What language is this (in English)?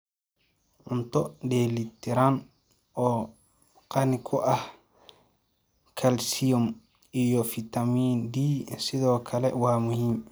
Somali